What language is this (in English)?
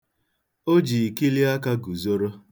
Igbo